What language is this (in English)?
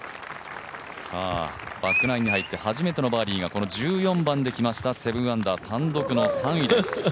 Japanese